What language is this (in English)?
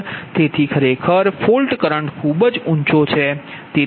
Gujarati